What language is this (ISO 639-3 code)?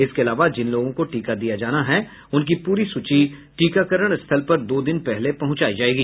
hin